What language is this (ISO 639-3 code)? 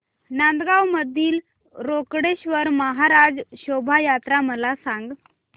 mar